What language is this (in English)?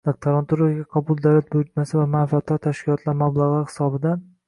Uzbek